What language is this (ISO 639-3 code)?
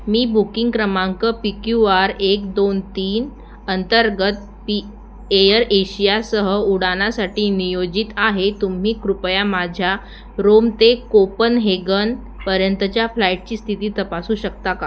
mar